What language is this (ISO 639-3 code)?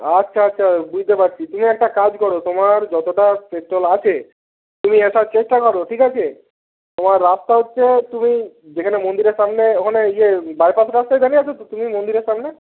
ben